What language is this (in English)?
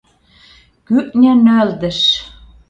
Mari